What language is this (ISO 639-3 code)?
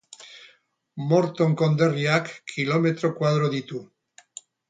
eus